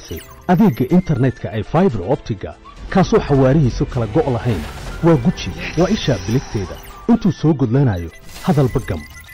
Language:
Arabic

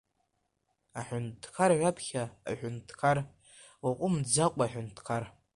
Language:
Abkhazian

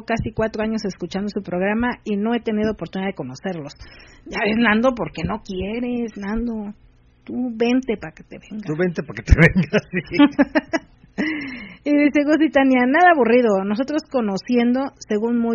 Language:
Spanish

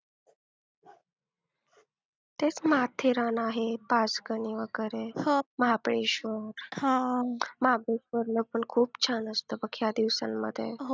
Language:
Marathi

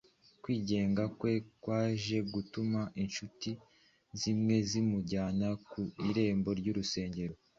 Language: Kinyarwanda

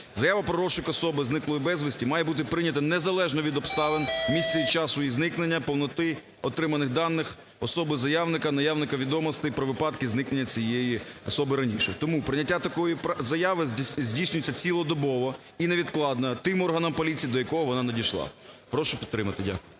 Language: Ukrainian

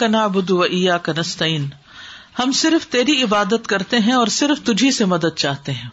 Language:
Urdu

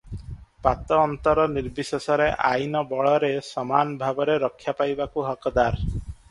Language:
Odia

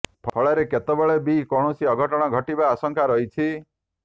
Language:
Odia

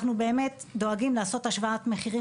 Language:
Hebrew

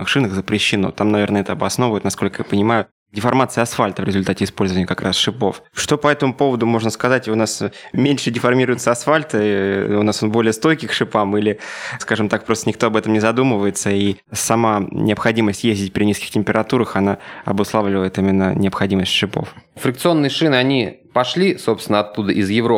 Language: Russian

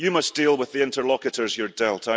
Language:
English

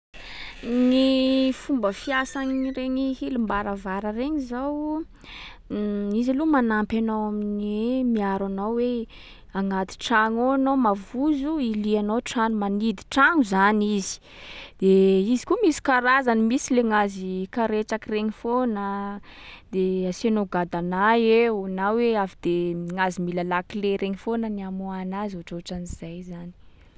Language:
Sakalava Malagasy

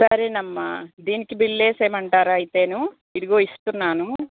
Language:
Telugu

